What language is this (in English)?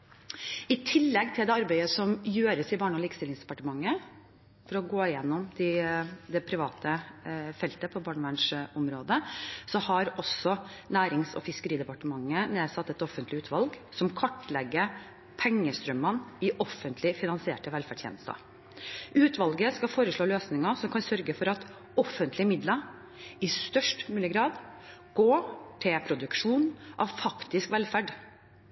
Norwegian Bokmål